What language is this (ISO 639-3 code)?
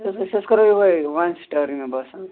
kas